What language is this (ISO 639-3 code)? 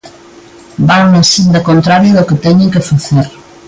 glg